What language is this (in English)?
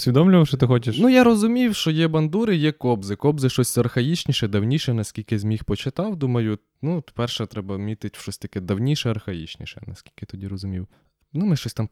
Ukrainian